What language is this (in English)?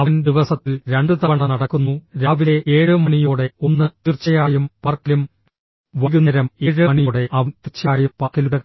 Malayalam